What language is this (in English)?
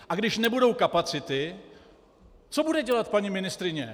Czech